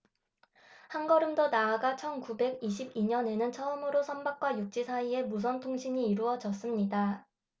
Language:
Korean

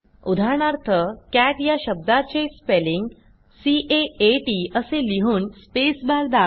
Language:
Marathi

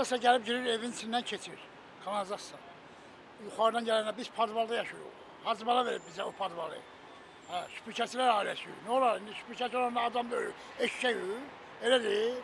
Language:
Turkish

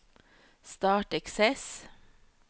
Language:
Norwegian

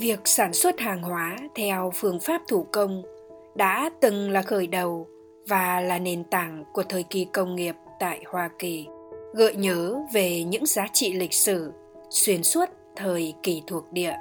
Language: Vietnamese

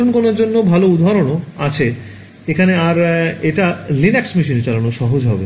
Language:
Bangla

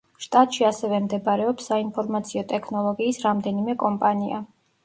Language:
Georgian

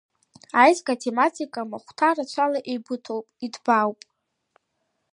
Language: Abkhazian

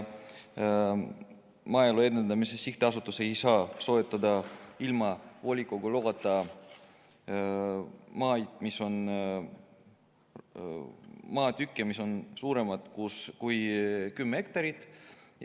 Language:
Estonian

